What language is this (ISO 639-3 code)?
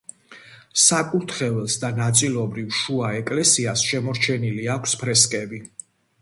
kat